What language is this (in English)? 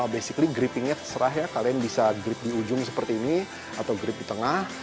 Indonesian